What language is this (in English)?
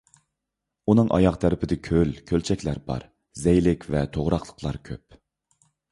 Uyghur